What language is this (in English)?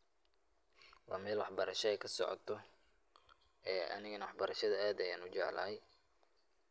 Somali